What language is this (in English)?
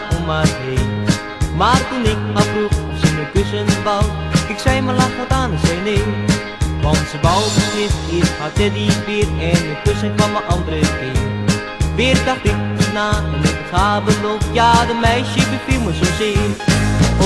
Dutch